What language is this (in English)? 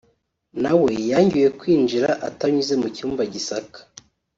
Kinyarwanda